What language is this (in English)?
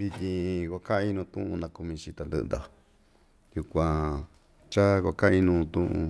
Ixtayutla Mixtec